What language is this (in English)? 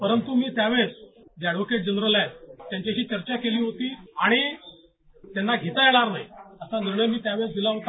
Marathi